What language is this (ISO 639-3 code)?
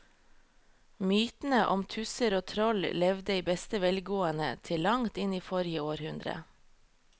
nor